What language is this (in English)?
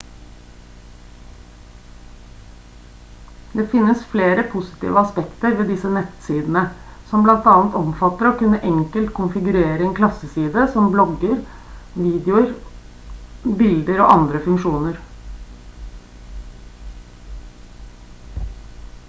Norwegian Bokmål